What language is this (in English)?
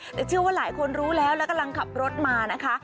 Thai